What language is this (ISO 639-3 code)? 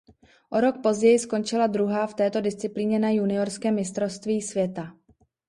ces